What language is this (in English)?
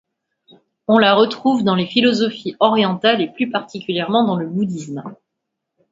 French